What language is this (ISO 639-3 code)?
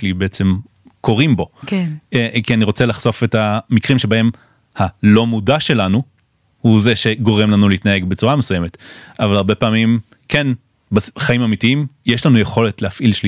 heb